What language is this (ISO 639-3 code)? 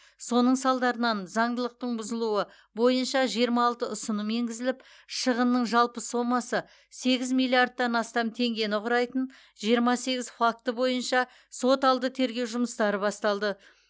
kaz